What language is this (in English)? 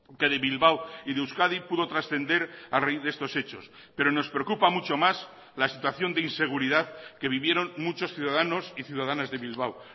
Spanish